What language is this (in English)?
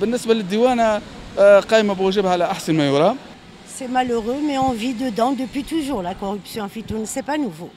Arabic